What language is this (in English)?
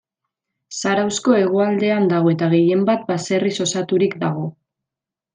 Basque